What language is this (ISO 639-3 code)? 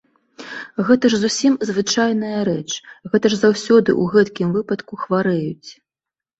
bel